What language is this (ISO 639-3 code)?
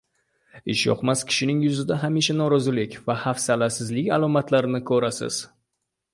uzb